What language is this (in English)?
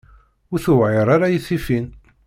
Kabyle